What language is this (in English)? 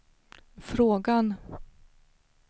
Swedish